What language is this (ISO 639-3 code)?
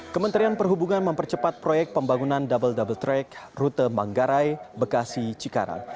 ind